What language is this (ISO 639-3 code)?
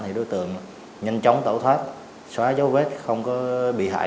vie